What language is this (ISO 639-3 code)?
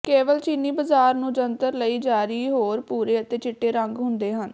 pan